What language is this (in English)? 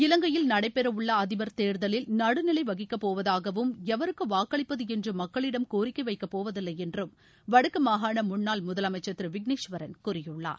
Tamil